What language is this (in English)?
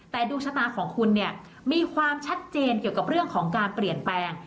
Thai